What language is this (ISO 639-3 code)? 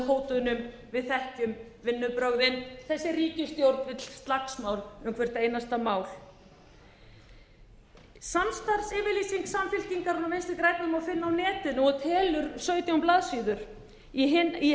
isl